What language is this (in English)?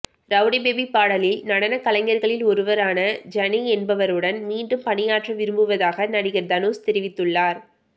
Tamil